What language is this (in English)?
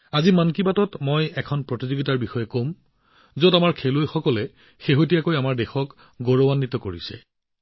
Assamese